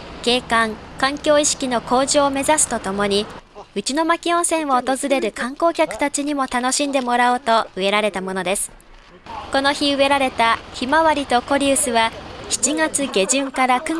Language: Japanese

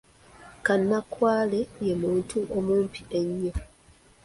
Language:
Ganda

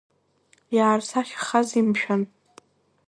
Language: Abkhazian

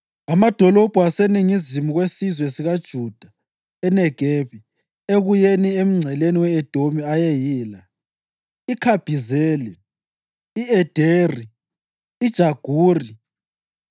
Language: North Ndebele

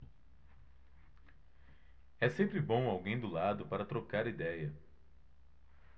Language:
Portuguese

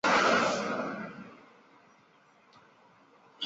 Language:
Chinese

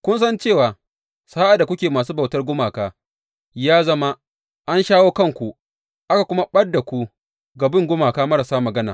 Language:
Hausa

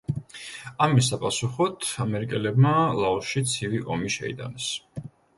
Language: Georgian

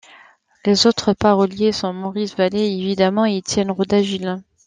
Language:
French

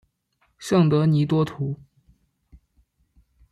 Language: Chinese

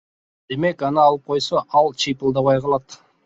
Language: Kyrgyz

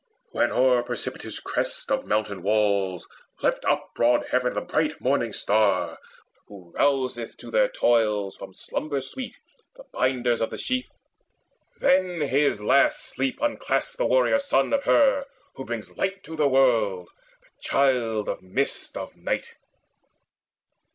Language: English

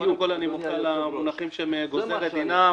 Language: Hebrew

